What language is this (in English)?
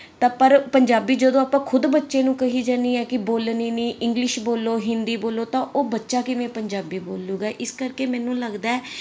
Punjabi